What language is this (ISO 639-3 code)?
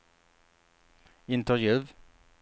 swe